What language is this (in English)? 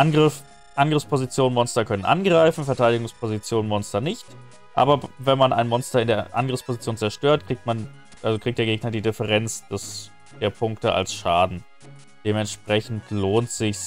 German